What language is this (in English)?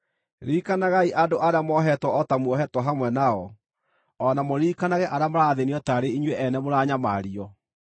Kikuyu